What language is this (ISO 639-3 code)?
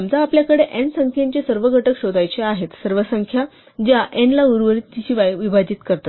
mar